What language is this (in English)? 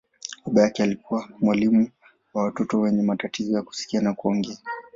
Swahili